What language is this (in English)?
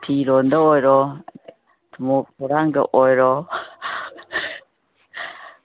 Manipuri